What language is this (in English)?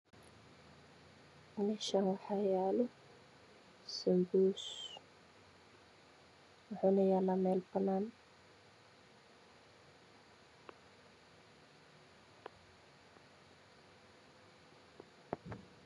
Somali